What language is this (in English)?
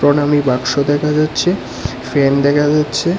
Bangla